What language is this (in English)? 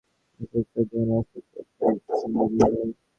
Bangla